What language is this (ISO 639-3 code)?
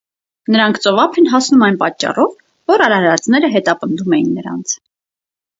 hye